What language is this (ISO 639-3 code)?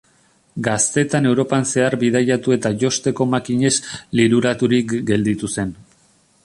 eus